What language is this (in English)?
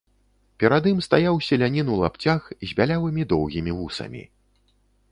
Belarusian